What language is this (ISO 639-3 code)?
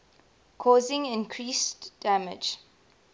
eng